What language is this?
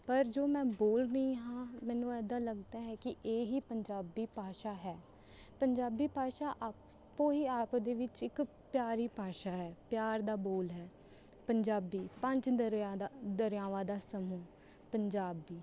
Punjabi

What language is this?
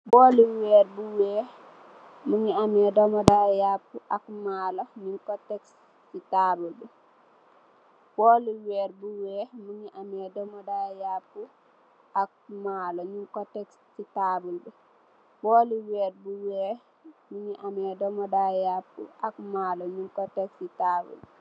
Wolof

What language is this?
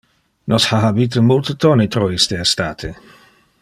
Interlingua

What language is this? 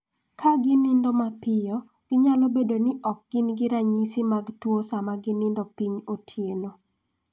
Luo (Kenya and Tanzania)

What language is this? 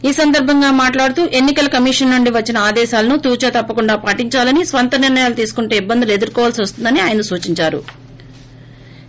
Telugu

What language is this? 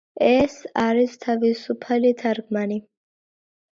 Georgian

